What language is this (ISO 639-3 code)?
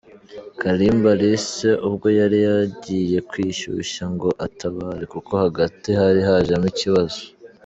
kin